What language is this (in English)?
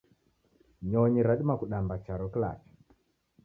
Taita